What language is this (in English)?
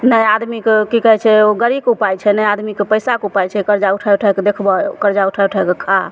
Maithili